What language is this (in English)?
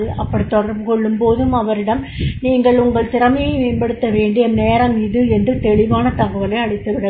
Tamil